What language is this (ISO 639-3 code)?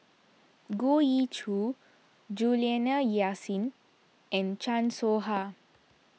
eng